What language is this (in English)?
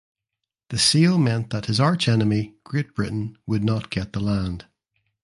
English